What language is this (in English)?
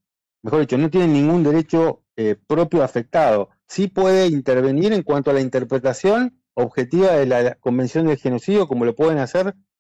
Spanish